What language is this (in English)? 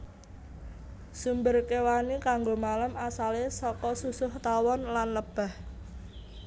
Javanese